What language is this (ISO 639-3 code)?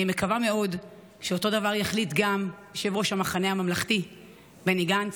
heb